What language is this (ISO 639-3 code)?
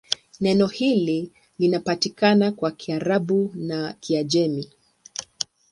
swa